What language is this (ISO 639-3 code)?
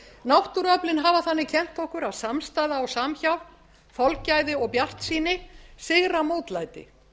isl